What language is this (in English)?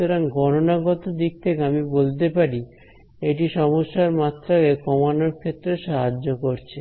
Bangla